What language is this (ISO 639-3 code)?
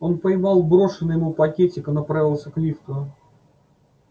rus